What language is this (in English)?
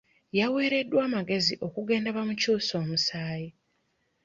Ganda